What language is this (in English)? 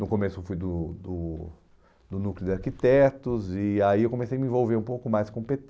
Portuguese